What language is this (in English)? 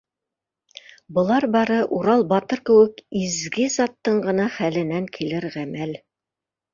Bashkir